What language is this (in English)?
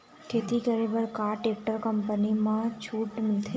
Chhattisgarhi